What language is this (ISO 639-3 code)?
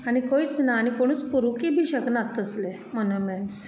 kok